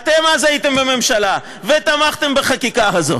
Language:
Hebrew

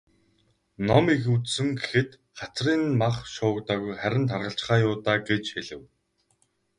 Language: Mongolian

